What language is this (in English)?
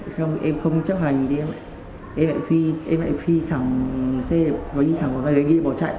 Vietnamese